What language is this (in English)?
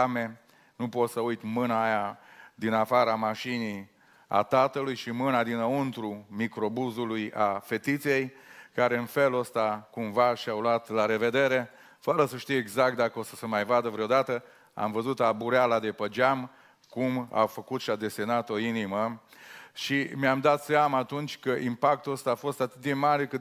Romanian